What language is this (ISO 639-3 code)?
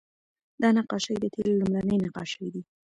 pus